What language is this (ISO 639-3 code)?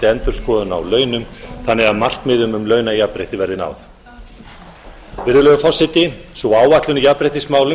isl